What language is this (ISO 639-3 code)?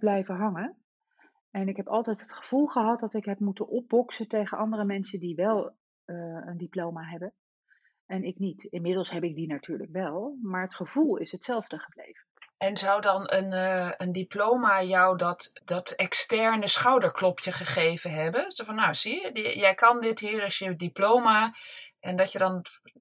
nld